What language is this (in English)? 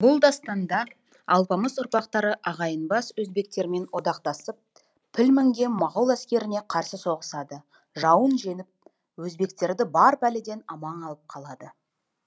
Kazakh